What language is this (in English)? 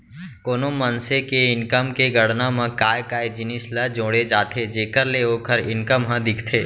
Chhattisgarhi